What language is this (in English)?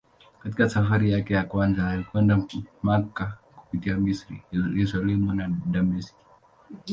Swahili